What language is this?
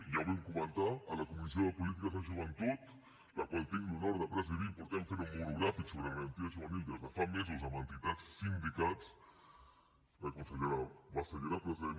Catalan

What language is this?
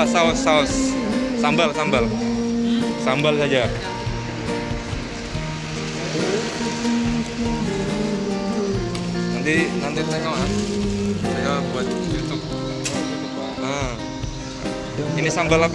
Indonesian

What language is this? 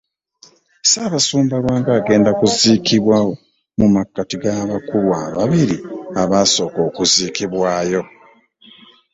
Ganda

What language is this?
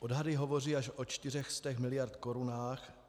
Czech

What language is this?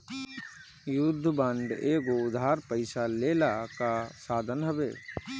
Bhojpuri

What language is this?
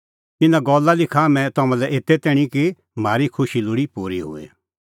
Kullu Pahari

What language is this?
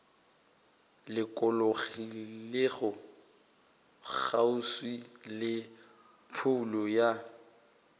Northern Sotho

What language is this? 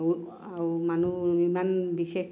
Assamese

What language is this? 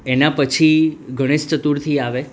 Gujarati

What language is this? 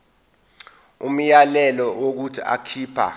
Zulu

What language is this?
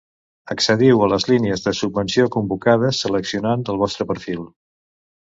Catalan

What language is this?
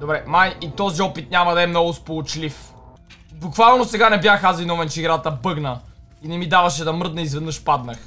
Bulgarian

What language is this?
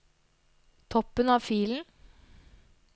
Norwegian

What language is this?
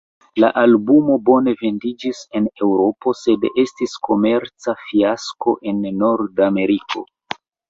Esperanto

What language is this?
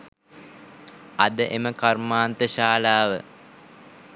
Sinhala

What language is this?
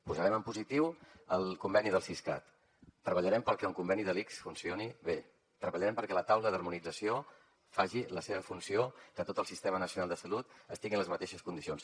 Catalan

